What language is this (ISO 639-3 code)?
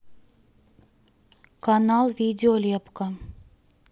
rus